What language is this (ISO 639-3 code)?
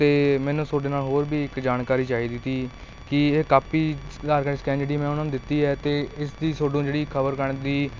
pan